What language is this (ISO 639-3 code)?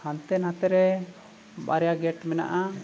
sat